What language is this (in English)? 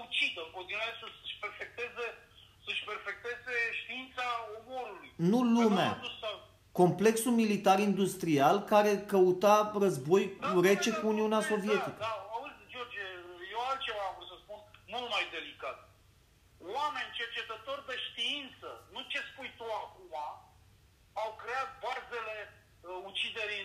Romanian